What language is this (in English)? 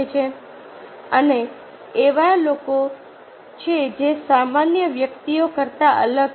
Gujarati